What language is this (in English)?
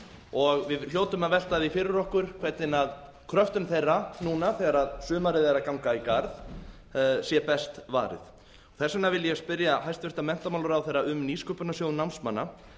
Icelandic